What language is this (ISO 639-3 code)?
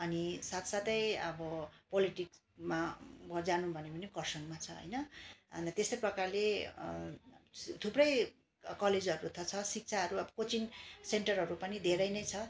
nep